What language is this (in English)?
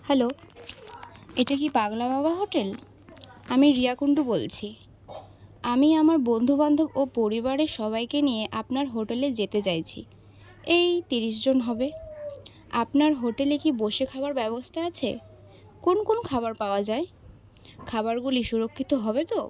Bangla